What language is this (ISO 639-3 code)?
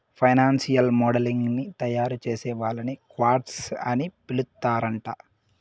tel